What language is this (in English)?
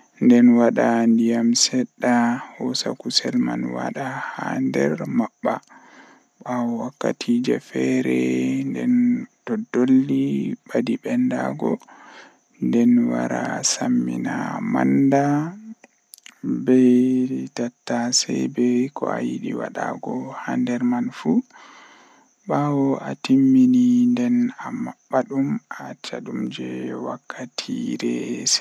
Western Niger Fulfulde